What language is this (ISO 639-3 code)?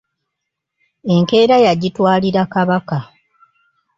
lug